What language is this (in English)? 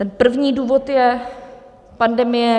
Czech